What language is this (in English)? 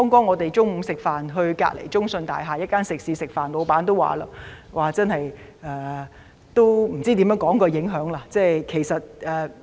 Cantonese